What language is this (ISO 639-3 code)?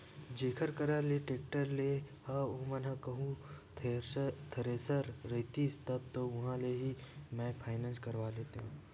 hne